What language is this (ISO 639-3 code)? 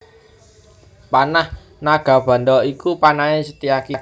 jav